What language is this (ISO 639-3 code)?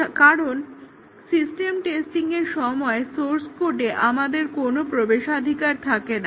ben